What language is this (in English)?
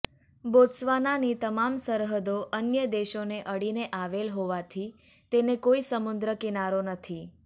Gujarati